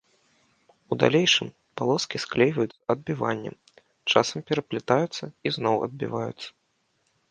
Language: Belarusian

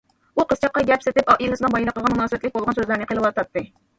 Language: Uyghur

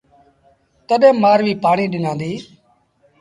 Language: Sindhi Bhil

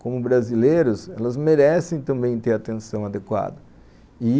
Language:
Portuguese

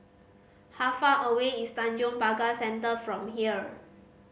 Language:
English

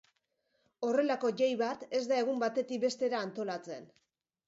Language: Basque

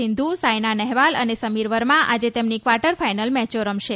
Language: Gujarati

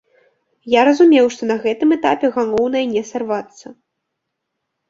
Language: Belarusian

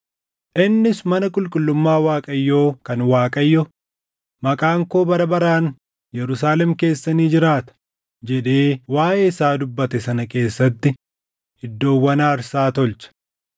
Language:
Oromo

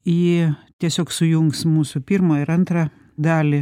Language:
Lithuanian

